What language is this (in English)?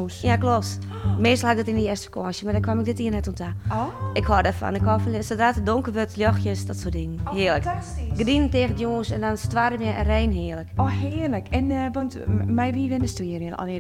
Dutch